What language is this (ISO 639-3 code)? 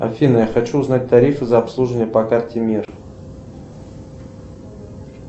rus